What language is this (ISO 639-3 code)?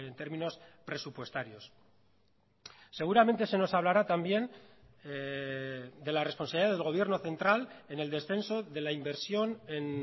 spa